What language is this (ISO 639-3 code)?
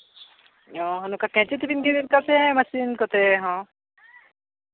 sat